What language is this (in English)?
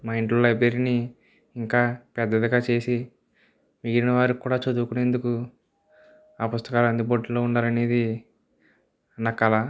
Telugu